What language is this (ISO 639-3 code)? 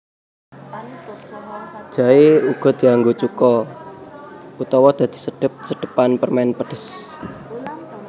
jav